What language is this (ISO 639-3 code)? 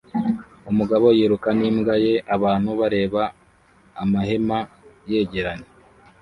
kin